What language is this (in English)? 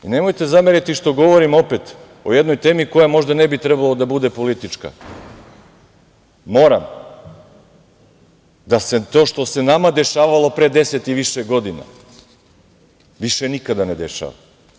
Serbian